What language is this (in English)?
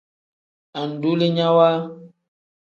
Tem